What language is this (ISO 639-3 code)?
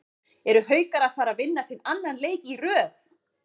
isl